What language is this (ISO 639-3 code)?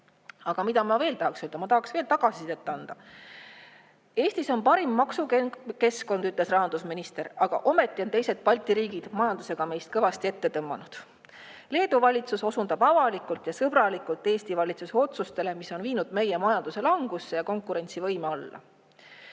est